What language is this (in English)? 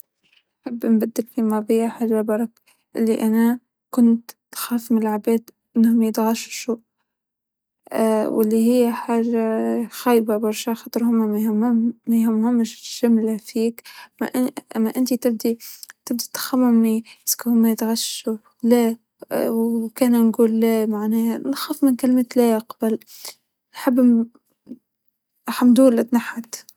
Tunisian Arabic